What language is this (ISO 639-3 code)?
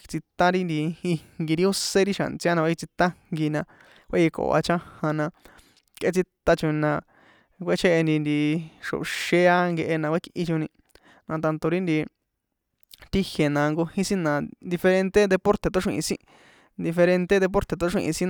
poe